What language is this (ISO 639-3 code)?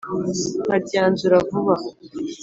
kin